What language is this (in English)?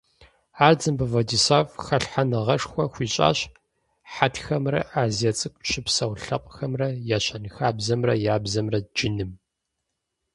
Kabardian